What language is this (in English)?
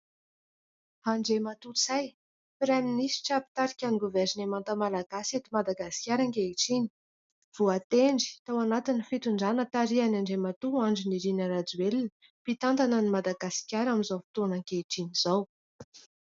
Malagasy